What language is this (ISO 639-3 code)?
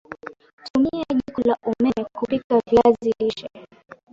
swa